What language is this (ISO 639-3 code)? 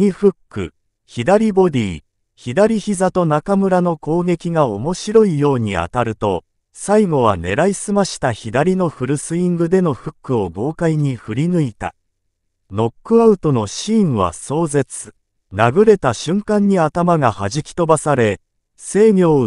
jpn